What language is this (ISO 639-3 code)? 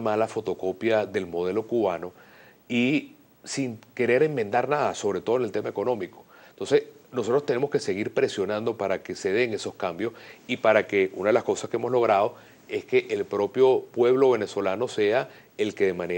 spa